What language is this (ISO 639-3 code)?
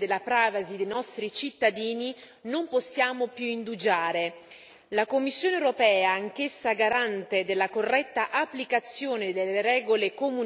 ita